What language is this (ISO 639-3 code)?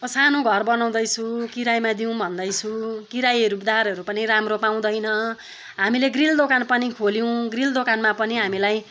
nep